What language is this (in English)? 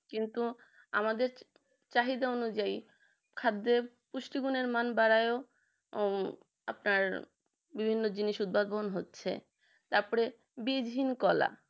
Bangla